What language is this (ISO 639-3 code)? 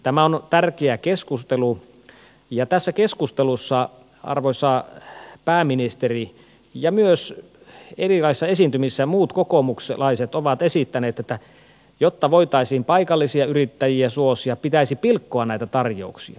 fin